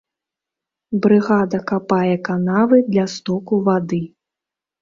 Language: Belarusian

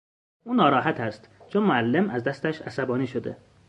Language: Persian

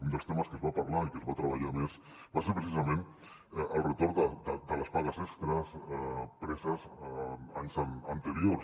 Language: Catalan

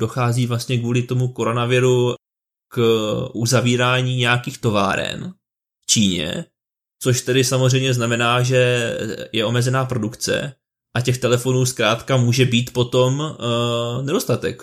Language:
Czech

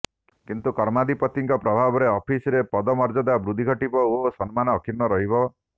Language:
Odia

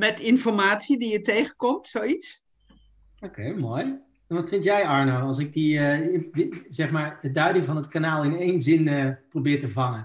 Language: Dutch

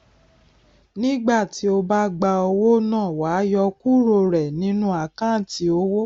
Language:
Yoruba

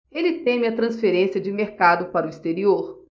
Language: Portuguese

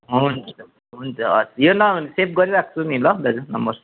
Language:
Nepali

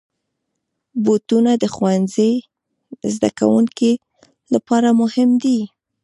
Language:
Pashto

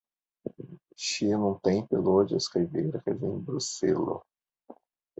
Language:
Esperanto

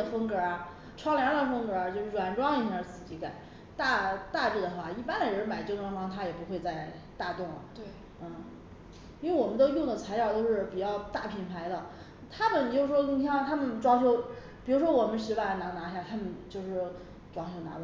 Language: Chinese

